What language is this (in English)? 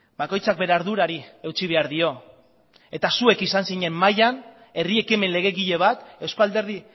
Basque